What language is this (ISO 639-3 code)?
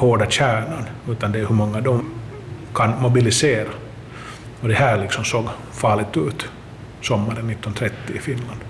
swe